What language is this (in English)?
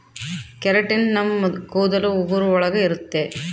Kannada